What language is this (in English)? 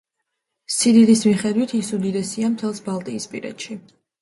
Georgian